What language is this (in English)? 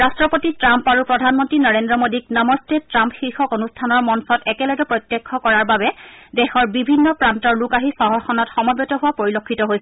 Assamese